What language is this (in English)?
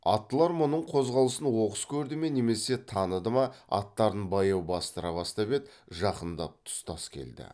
Kazakh